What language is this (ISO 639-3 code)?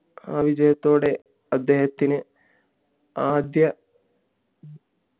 mal